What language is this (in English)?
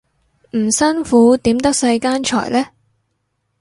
Cantonese